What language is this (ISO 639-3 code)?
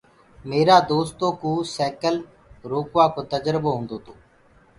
ggg